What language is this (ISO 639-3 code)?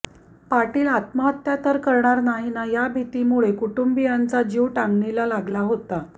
mar